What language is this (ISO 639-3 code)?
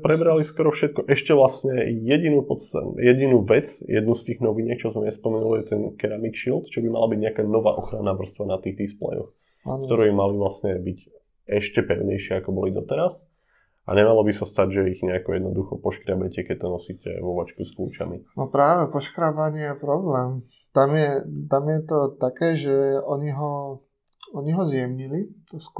slk